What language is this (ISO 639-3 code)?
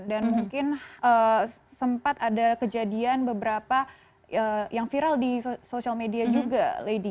ind